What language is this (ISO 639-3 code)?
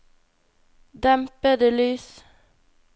nor